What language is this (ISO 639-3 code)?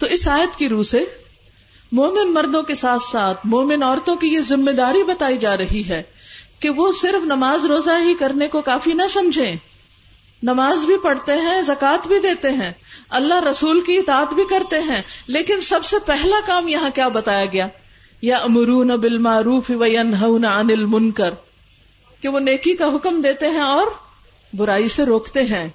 urd